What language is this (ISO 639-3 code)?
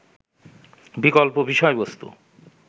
ben